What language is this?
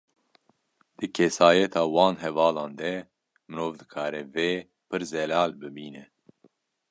Kurdish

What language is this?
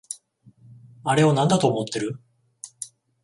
Japanese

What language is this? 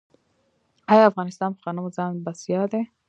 Pashto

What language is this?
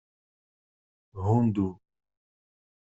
Kabyle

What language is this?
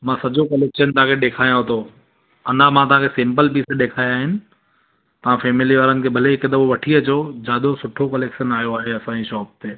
Sindhi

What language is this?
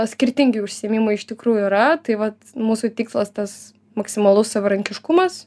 Lithuanian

